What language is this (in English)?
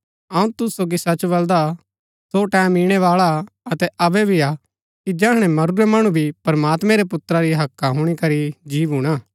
Gaddi